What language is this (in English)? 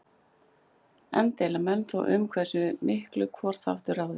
Icelandic